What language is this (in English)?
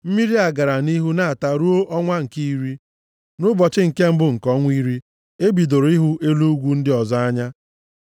Igbo